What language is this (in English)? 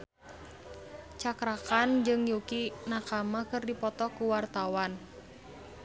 Sundanese